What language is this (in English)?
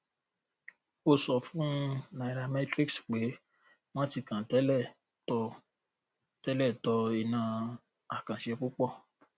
Yoruba